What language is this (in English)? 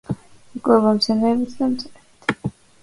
Georgian